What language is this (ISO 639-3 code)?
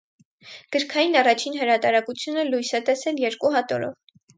hye